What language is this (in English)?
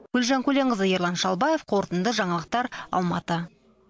Kazakh